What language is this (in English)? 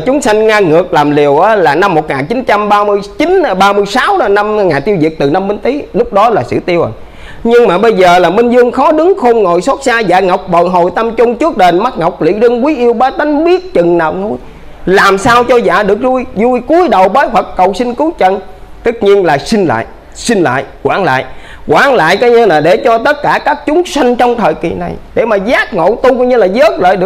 Vietnamese